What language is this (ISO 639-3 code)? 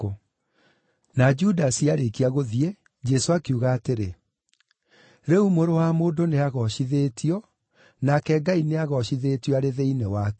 kik